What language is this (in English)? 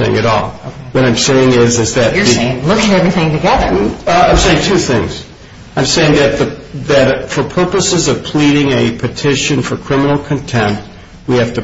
English